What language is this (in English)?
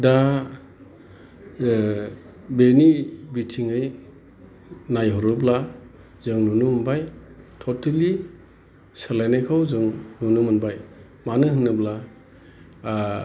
Bodo